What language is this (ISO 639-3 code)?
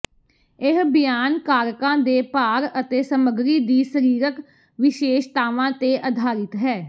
pan